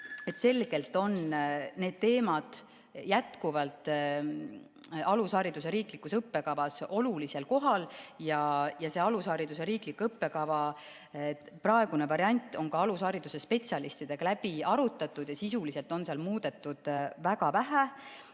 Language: Estonian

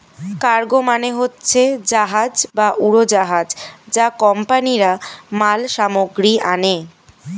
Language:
Bangla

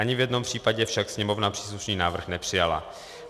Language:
Czech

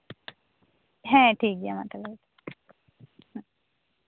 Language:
Santali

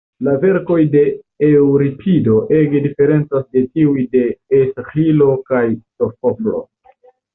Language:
Esperanto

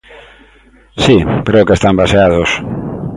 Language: Galician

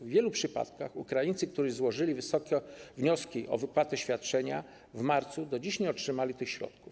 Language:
Polish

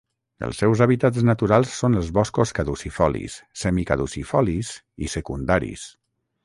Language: Catalan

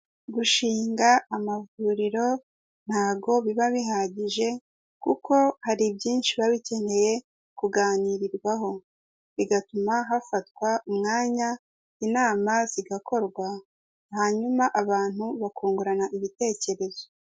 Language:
Kinyarwanda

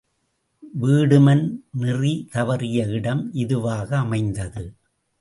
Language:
Tamil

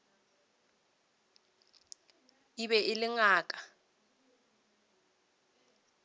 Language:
Northern Sotho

